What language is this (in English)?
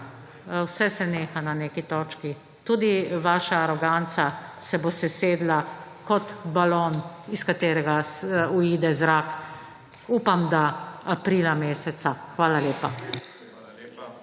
Slovenian